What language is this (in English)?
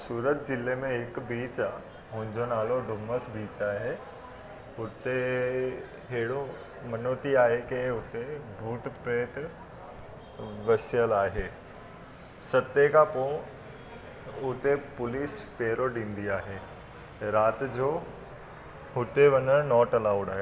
Sindhi